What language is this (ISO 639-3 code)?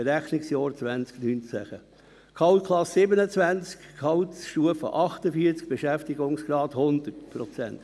gsw